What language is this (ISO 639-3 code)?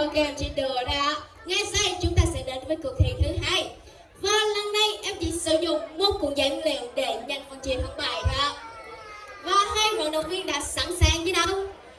vie